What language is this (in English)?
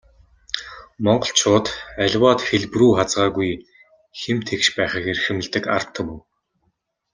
Mongolian